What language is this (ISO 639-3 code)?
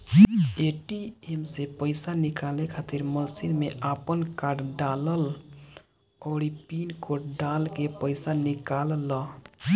bho